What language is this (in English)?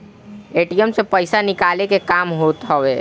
Bhojpuri